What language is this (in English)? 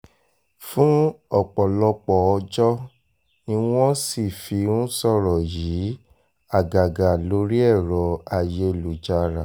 Yoruba